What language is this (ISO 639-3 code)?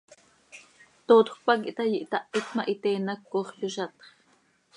sei